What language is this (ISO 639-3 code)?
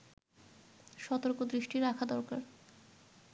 ben